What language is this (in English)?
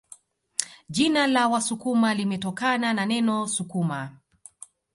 Swahili